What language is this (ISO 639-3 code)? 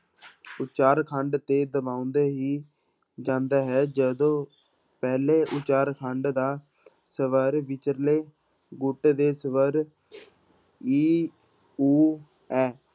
pan